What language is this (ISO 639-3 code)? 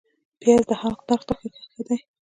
pus